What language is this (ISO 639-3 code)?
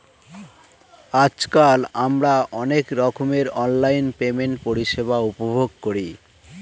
ben